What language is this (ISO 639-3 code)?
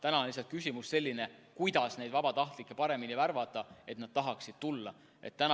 est